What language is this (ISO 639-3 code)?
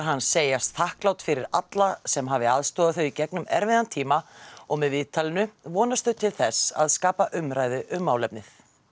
isl